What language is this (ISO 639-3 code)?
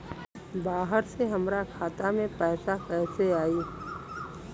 bho